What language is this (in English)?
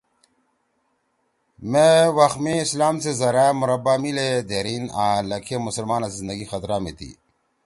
Torwali